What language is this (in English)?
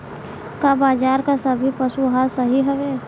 Bhojpuri